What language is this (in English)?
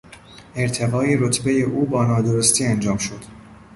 Persian